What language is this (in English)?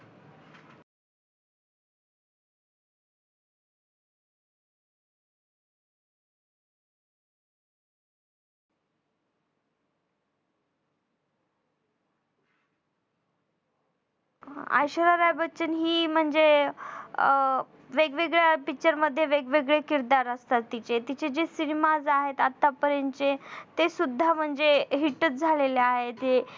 Marathi